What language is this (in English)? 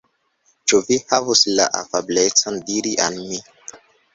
Esperanto